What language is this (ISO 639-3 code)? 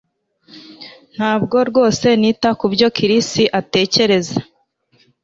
kin